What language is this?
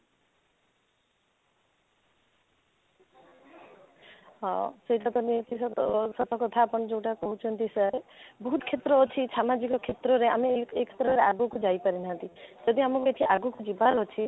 Odia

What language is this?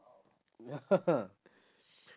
English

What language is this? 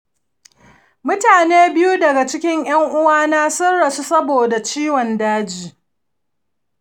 Hausa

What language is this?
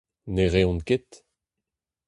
Breton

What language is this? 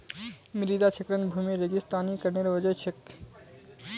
Magahi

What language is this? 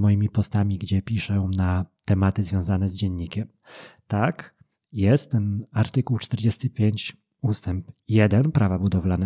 Polish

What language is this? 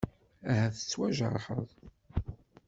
Kabyle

